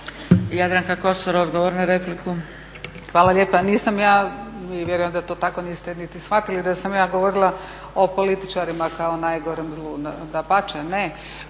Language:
Croatian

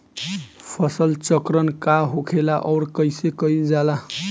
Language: Bhojpuri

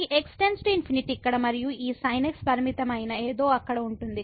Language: Telugu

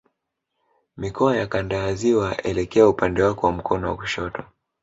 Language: Swahili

